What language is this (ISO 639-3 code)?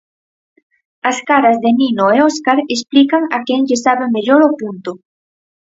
glg